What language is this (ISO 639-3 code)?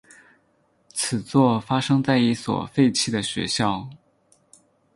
zho